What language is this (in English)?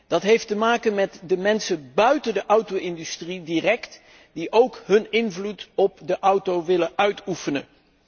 Dutch